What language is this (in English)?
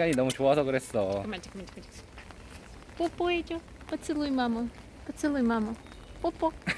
Korean